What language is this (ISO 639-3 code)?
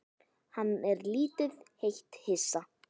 isl